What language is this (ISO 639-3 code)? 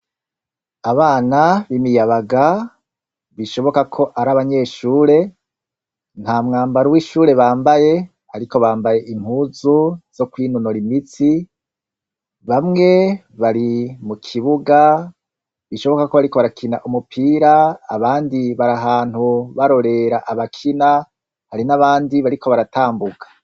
run